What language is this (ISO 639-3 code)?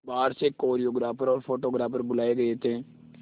hin